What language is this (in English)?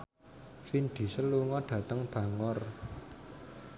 Javanese